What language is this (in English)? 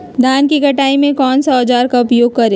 Magahi